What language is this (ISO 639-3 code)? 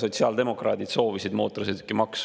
est